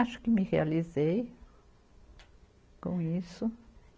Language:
Portuguese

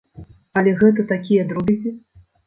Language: Belarusian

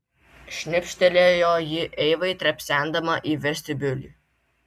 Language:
Lithuanian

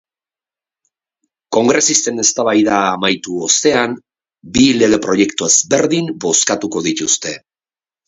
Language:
Basque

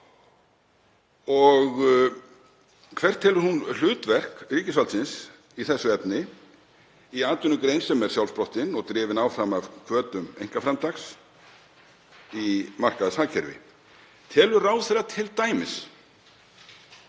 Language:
Icelandic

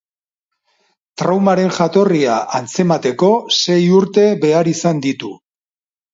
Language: Basque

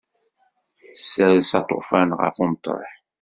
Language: Kabyle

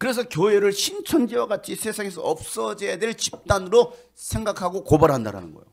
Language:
Korean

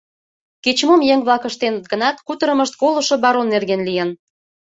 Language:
Mari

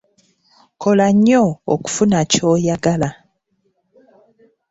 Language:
Ganda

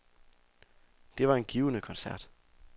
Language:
Danish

